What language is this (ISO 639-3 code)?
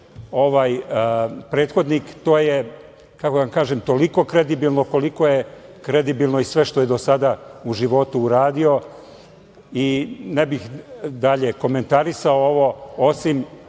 srp